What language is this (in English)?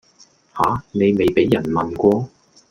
Cantonese